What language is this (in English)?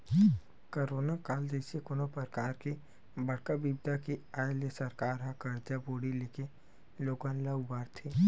Chhattisgarhi